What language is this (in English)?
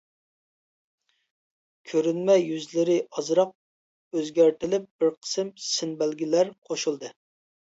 Uyghur